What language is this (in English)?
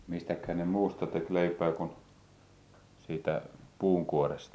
Finnish